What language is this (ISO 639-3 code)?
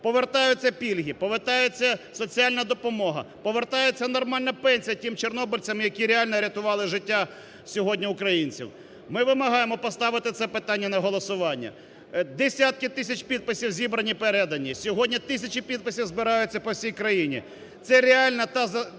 ukr